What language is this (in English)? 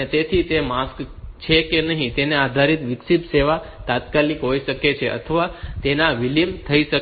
Gujarati